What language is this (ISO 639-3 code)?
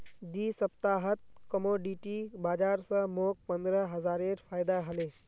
mag